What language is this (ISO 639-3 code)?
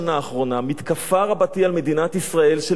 heb